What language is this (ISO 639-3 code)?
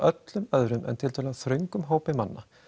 isl